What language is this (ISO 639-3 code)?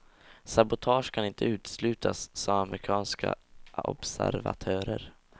swe